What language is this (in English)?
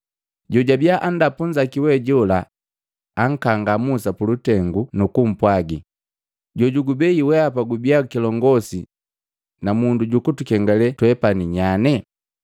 Matengo